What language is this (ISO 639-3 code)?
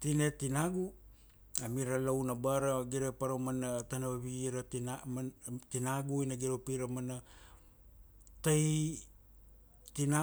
ksd